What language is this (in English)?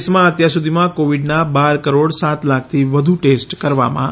Gujarati